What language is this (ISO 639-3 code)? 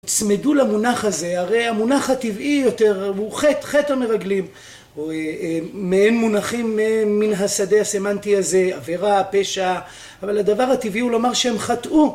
heb